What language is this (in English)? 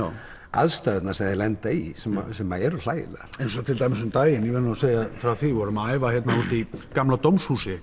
Icelandic